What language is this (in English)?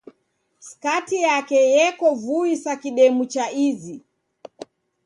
Taita